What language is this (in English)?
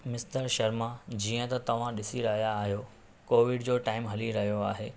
Sindhi